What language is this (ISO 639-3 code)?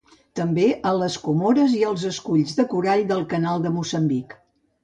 cat